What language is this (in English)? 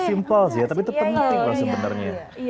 Indonesian